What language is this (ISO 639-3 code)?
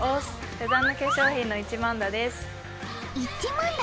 jpn